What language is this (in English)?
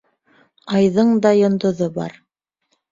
Bashkir